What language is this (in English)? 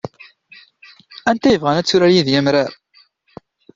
Kabyle